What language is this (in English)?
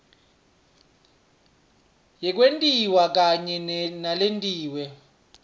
Swati